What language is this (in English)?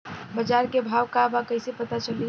Bhojpuri